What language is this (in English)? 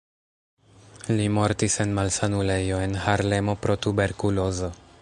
Esperanto